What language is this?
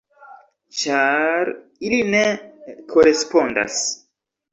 Esperanto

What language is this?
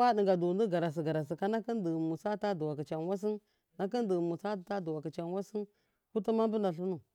Miya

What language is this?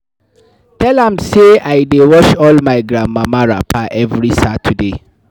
Nigerian Pidgin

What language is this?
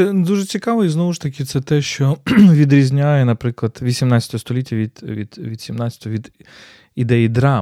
Ukrainian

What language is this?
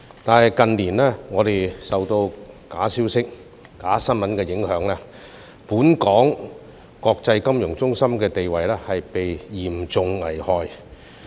Cantonese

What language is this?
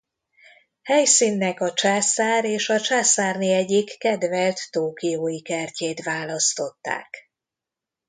Hungarian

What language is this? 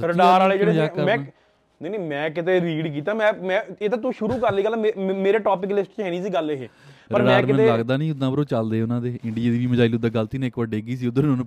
Punjabi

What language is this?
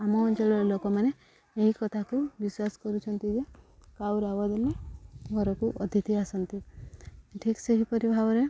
Odia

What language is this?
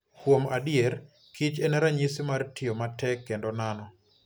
Luo (Kenya and Tanzania)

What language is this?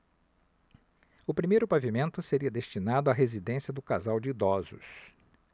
Portuguese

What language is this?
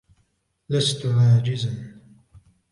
Arabic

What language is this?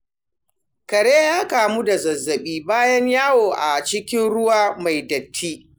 Hausa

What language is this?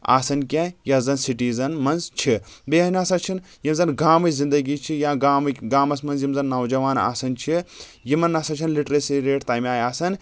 Kashmiri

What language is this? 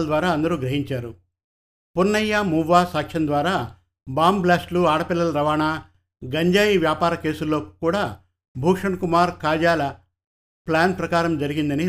Telugu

